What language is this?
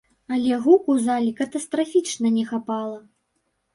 Belarusian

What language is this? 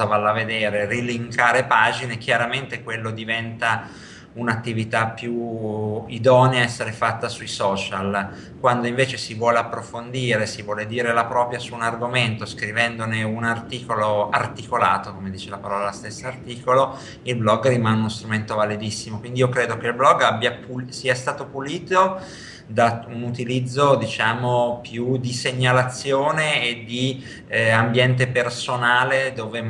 Italian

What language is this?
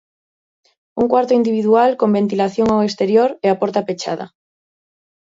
Galician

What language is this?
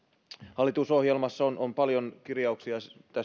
Finnish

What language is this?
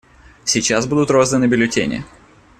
Russian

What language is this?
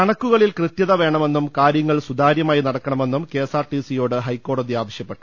Malayalam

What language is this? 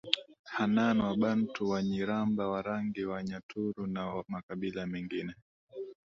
Swahili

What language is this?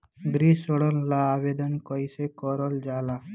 Bhojpuri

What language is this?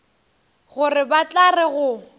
Northern Sotho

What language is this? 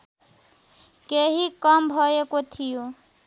Nepali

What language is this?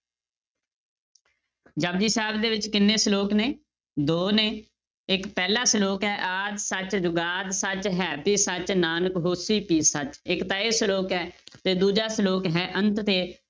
Punjabi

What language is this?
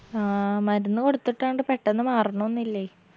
Malayalam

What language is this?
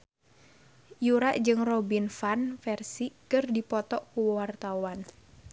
Sundanese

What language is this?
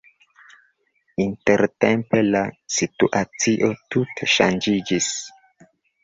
Esperanto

